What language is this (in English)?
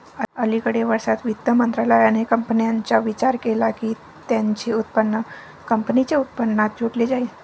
Marathi